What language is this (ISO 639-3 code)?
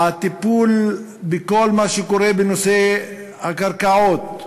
heb